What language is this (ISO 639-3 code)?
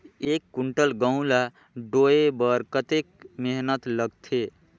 hne